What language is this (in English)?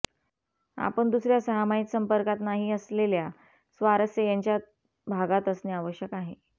Marathi